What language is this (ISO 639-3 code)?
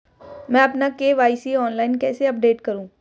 hin